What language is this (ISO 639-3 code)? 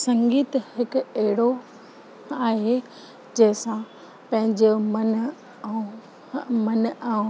snd